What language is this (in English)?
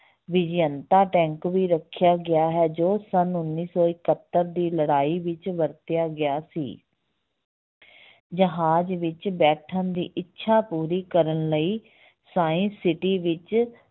Punjabi